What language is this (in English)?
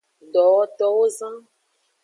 Aja (Benin)